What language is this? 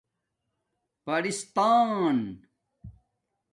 Domaaki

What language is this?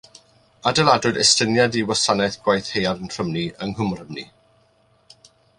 Welsh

